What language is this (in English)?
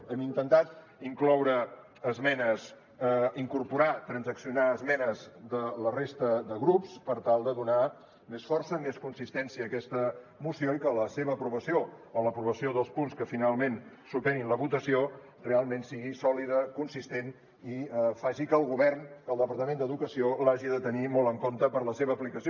Catalan